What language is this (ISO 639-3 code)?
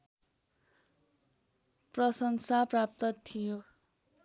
nep